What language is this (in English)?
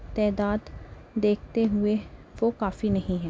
Urdu